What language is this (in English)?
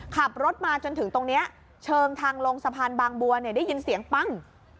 Thai